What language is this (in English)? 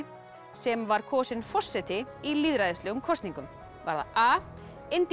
Icelandic